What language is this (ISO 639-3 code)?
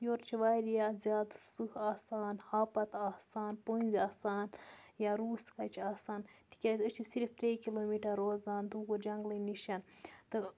kas